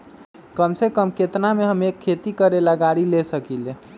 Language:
Magahi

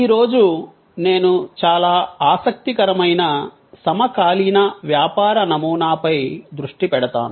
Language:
Telugu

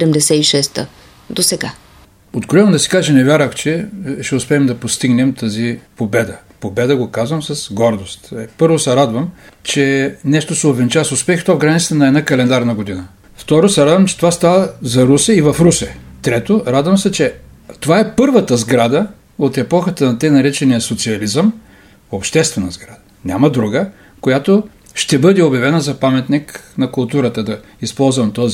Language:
Bulgarian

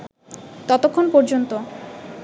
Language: Bangla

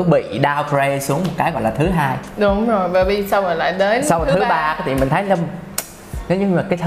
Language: Vietnamese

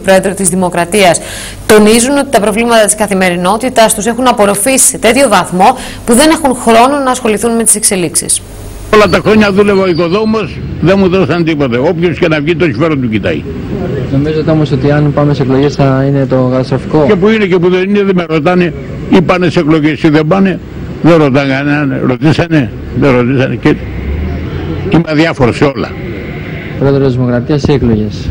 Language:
Greek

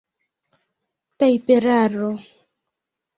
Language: Esperanto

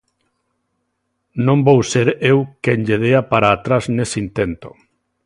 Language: Galician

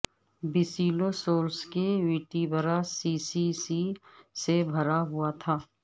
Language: Urdu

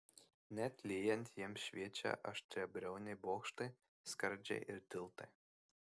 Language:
Lithuanian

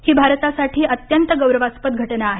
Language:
Marathi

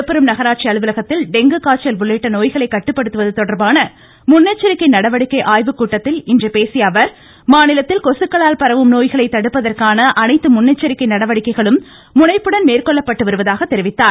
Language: Tamil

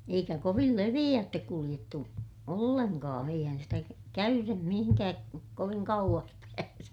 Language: Finnish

